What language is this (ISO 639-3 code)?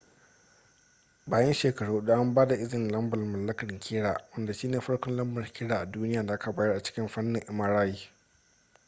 hau